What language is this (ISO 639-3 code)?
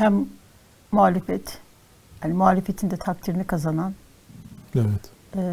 tur